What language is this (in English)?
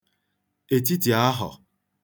Igbo